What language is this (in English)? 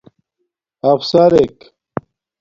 Domaaki